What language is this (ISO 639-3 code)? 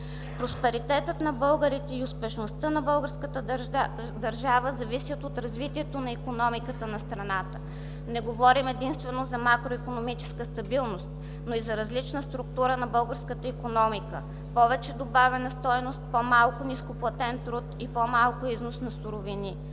bul